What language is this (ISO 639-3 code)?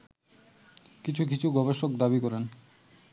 ben